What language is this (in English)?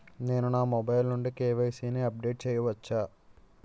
Telugu